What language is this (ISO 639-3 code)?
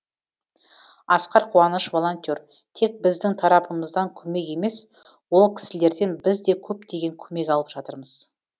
kaz